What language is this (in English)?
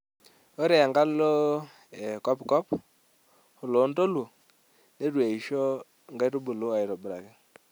Masai